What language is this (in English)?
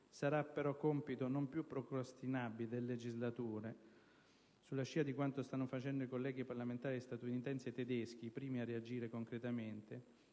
Italian